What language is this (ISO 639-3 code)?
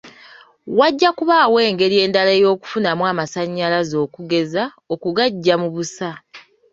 lug